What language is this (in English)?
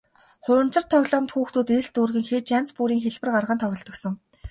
Mongolian